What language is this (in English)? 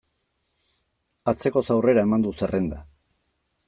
Basque